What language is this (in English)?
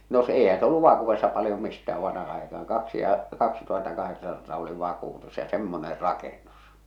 Finnish